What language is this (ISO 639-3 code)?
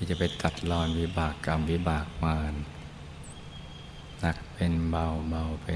tha